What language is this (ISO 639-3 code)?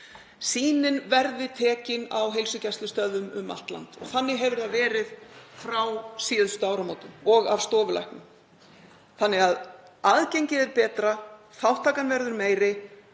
isl